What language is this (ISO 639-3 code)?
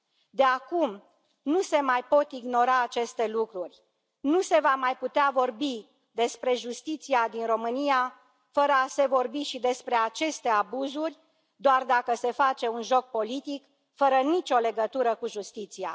ron